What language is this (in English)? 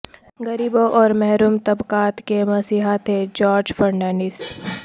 Urdu